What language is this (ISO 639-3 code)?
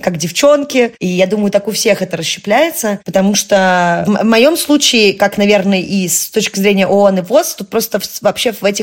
rus